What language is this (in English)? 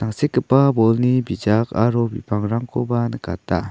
Garo